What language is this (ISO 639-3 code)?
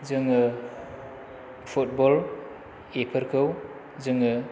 brx